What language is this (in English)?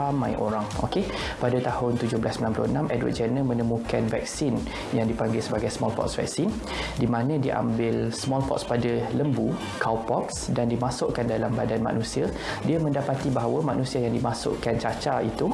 Malay